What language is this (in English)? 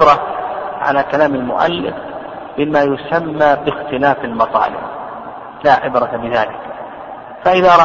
Arabic